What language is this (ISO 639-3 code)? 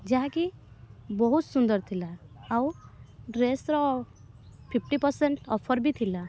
ori